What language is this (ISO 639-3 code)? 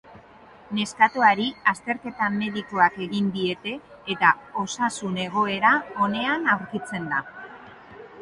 eus